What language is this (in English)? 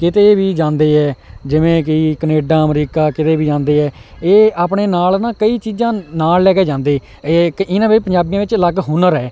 Punjabi